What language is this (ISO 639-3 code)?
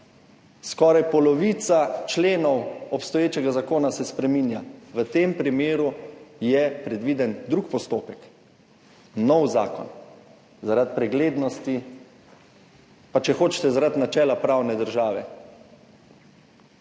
slv